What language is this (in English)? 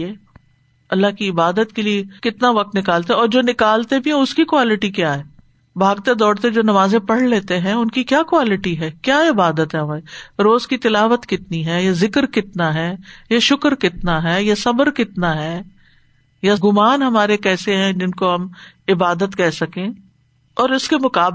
Urdu